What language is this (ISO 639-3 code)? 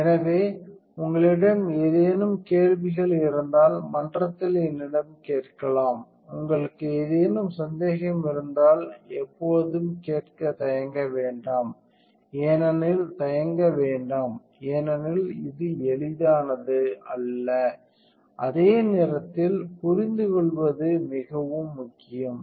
tam